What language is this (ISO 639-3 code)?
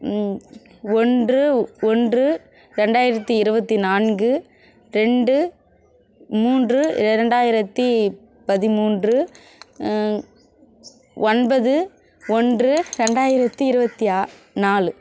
tam